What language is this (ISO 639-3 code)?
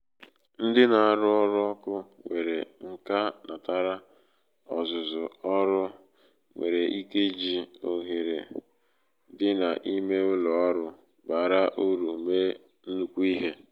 ibo